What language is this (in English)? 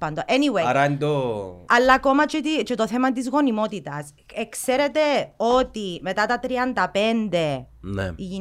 Greek